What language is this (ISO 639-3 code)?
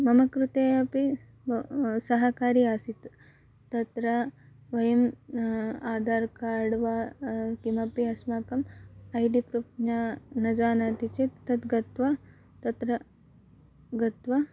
san